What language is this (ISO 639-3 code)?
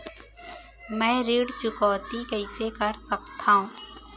hne